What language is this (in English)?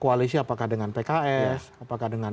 Indonesian